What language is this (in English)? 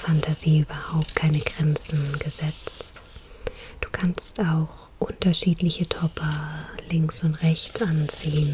German